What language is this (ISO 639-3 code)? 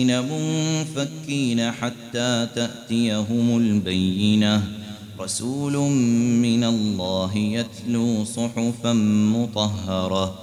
ara